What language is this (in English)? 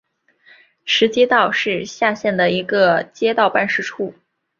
Chinese